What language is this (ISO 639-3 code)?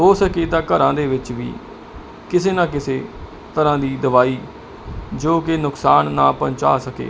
pan